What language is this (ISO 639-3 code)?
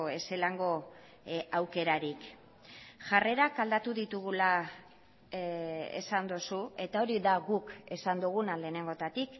eus